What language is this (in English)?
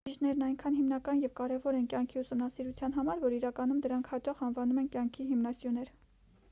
Armenian